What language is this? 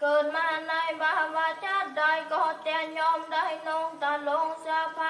Vietnamese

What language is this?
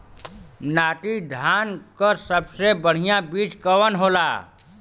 Bhojpuri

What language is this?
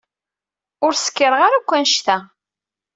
Kabyle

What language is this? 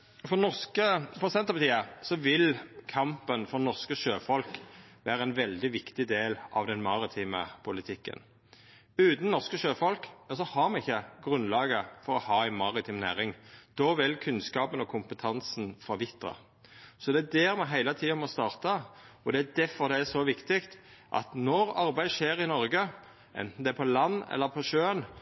Norwegian Nynorsk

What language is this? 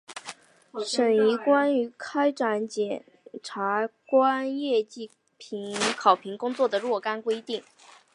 Chinese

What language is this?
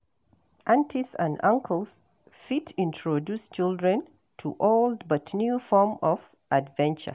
Nigerian Pidgin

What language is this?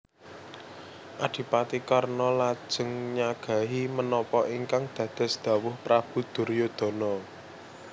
Javanese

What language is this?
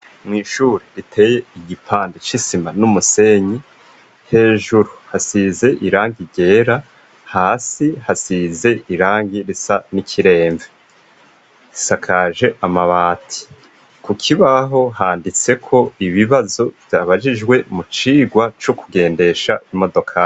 Rundi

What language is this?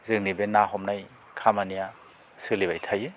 Bodo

